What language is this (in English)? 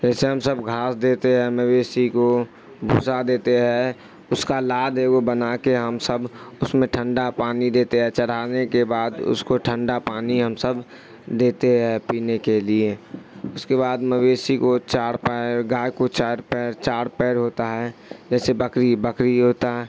Urdu